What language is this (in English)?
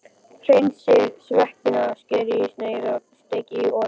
Icelandic